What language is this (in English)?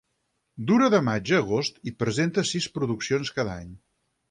Catalan